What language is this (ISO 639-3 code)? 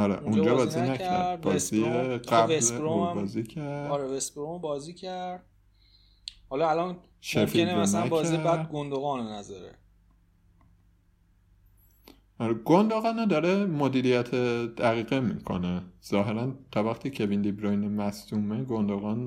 fas